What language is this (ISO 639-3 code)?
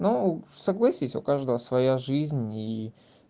rus